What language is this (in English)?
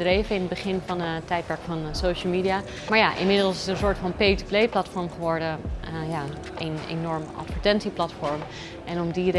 Dutch